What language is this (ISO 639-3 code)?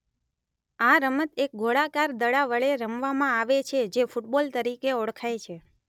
guj